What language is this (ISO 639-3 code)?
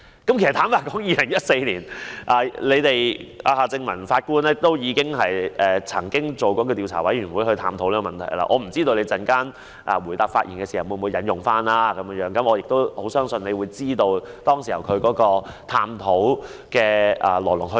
yue